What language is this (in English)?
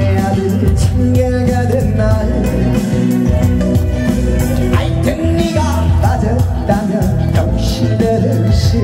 Korean